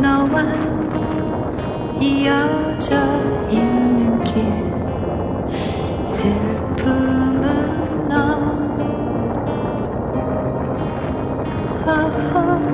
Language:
English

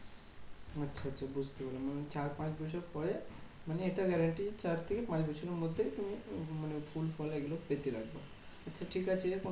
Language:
Bangla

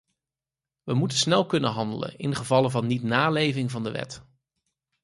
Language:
Dutch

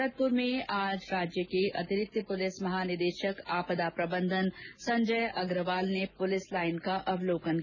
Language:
Hindi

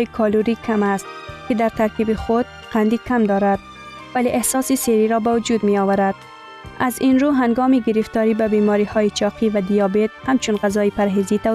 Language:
Persian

